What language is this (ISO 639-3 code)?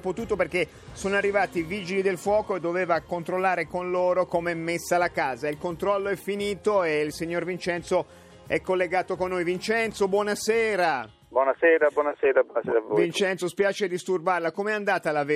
ita